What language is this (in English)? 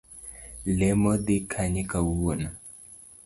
Luo (Kenya and Tanzania)